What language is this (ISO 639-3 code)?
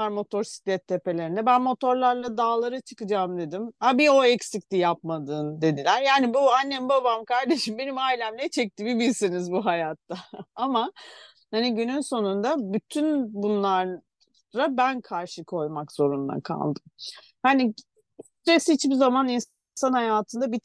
tur